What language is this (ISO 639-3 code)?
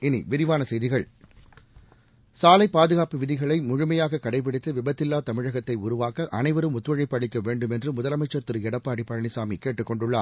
tam